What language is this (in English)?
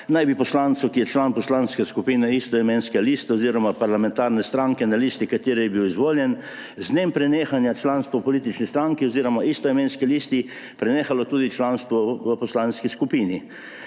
Slovenian